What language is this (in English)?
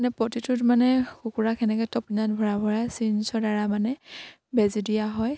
Assamese